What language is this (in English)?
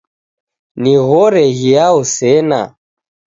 Taita